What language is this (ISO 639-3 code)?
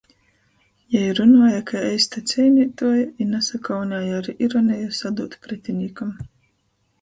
ltg